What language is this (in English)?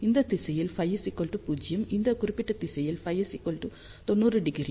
Tamil